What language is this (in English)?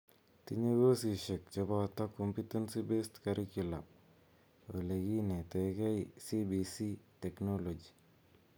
Kalenjin